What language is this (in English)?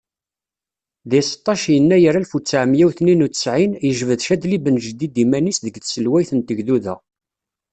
Kabyle